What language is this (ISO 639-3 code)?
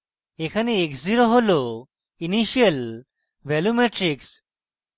ben